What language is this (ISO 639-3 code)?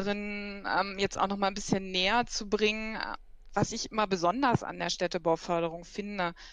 deu